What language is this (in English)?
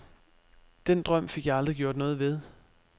Danish